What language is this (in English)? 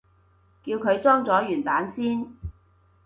Cantonese